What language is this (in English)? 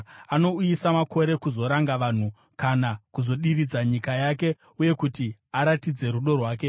Shona